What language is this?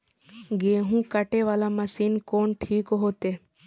Maithili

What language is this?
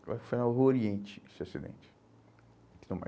Portuguese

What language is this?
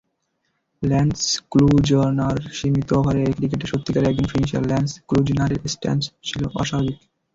Bangla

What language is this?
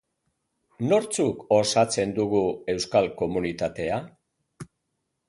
Basque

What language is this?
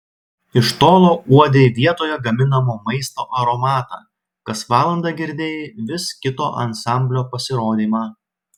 Lithuanian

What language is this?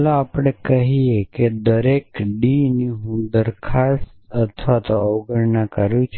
Gujarati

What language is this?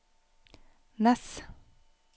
Norwegian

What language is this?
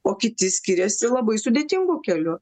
Lithuanian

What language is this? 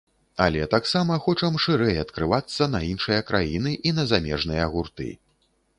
Belarusian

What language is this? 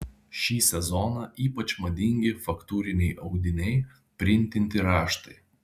Lithuanian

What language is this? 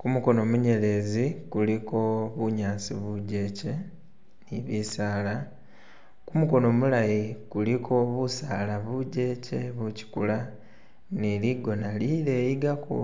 Masaaba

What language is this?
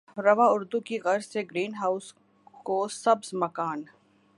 Urdu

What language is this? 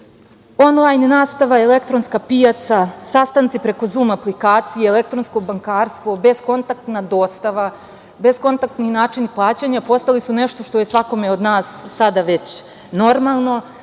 Serbian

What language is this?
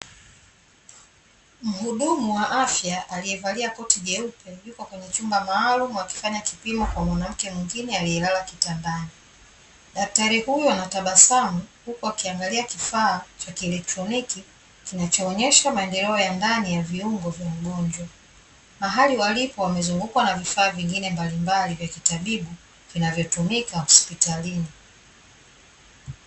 Swahili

